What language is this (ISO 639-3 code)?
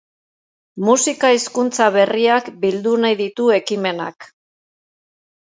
eus